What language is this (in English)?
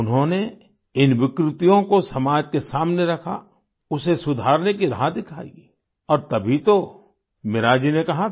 Hindi